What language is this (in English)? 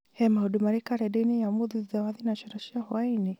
Kikuyu